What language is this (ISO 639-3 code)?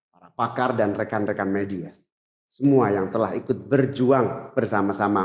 ind